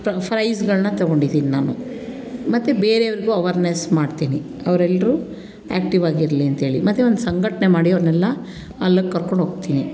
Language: Kannada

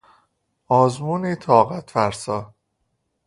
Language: Persian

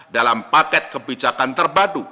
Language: Indonesian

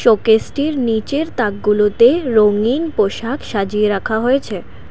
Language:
Bangla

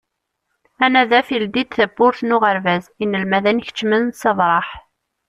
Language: Kabyle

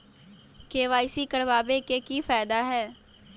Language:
Magahi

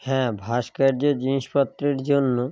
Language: Bangla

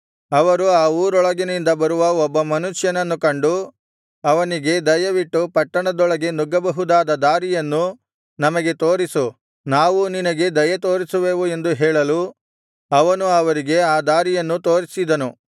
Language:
Kannada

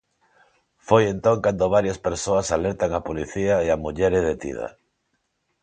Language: Galician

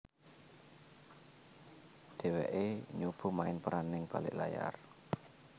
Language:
Javanese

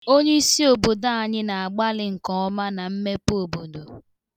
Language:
Igbo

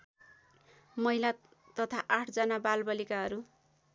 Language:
Nepali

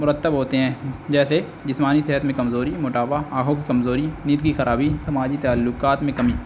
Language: Urdu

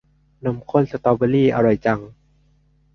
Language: Thai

